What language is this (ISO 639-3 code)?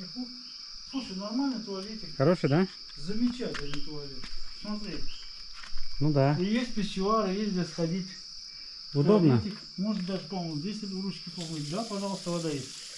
rus